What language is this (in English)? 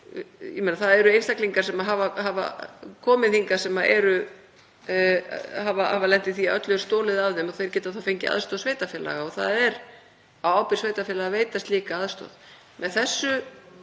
Icelandic